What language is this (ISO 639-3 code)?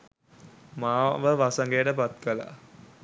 sin